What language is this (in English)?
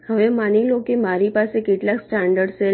Gujarati